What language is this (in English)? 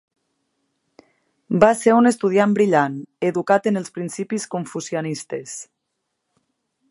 Catalan